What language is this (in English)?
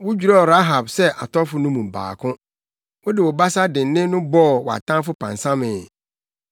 Akan